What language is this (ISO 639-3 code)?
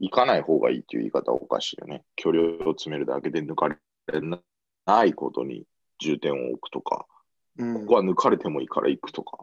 jpn